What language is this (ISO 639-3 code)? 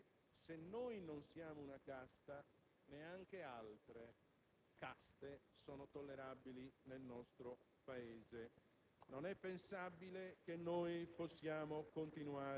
ita